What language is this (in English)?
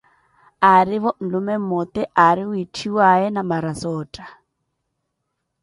Koti